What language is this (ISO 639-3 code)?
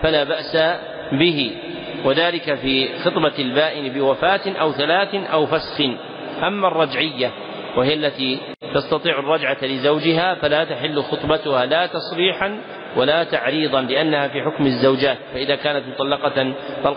ara